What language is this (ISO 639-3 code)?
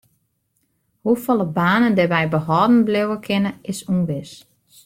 fry